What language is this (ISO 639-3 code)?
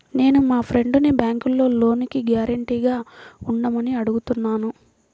tel